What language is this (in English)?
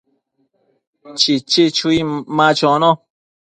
Matsés